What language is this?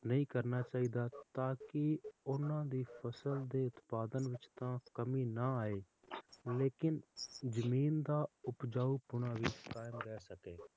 Punjabi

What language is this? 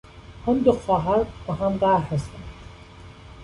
Persian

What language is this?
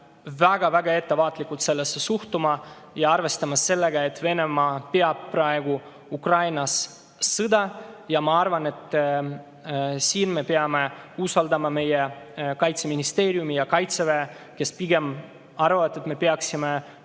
Estonian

